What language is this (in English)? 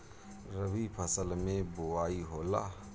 Bhojpuri